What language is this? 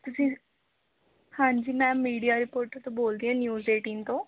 Punjabi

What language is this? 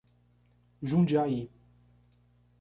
Portuguese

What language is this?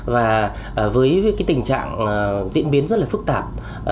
Vietnamese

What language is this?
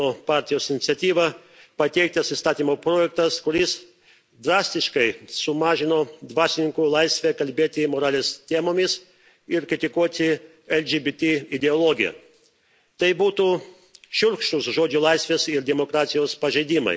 Lithuanian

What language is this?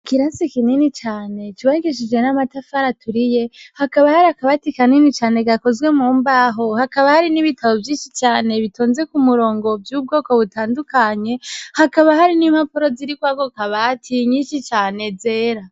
Rundi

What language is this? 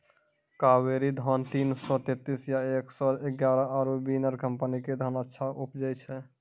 Maithili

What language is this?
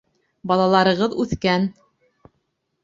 Bashkir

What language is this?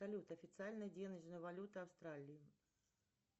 Russian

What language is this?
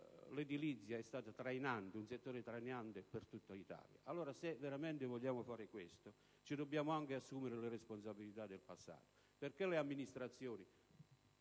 Italian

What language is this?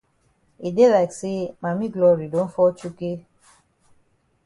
Cameroon Pidgin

